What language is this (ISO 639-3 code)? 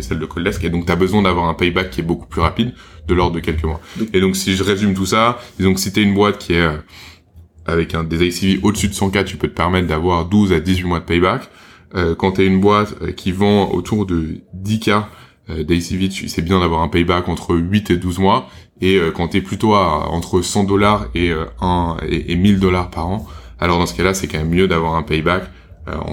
fra